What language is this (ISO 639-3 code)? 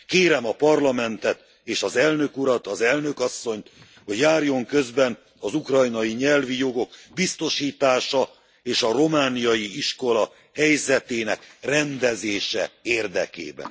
hun